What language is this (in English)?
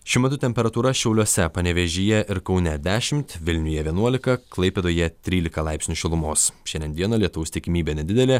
Lithuanian